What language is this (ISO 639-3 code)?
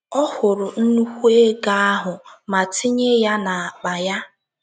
ibo